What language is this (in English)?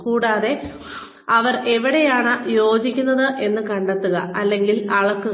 Malayalam